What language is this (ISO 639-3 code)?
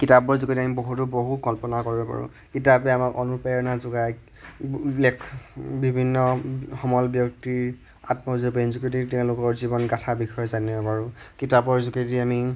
asm